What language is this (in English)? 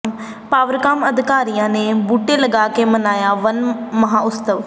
Punjabi